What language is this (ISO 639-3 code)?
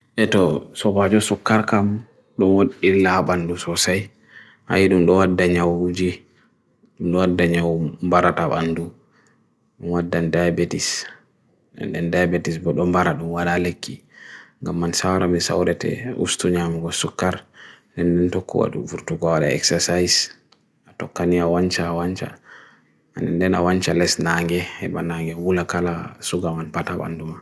fui